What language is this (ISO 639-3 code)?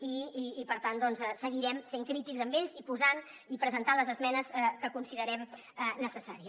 cat